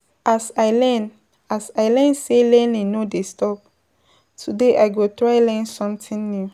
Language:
Nigerian Pidgin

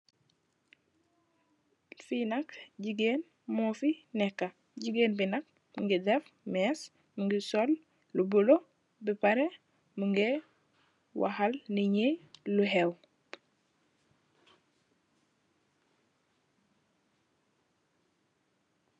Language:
Wolof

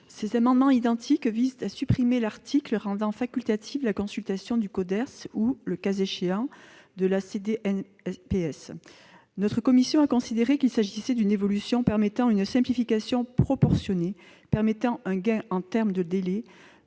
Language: French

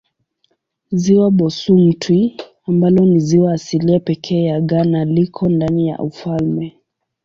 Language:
Swahili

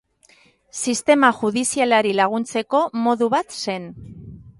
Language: Basque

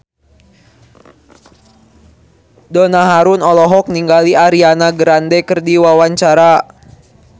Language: Sundanese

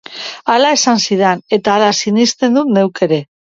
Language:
Basque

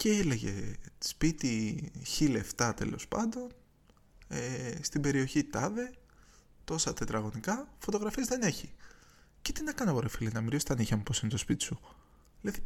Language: Greek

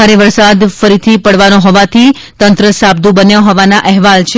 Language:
Gujarati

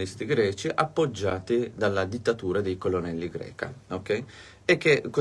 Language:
Italian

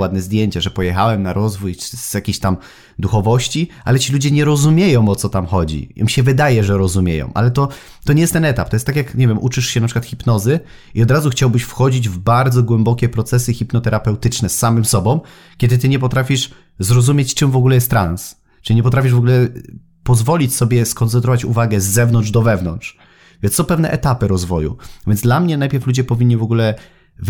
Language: Polish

